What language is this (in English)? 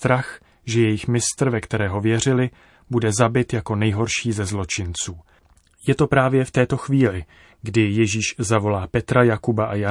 Czech